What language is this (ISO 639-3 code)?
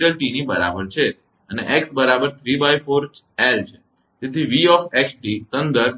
guj